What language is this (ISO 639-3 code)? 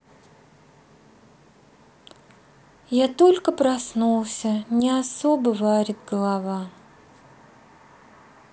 rus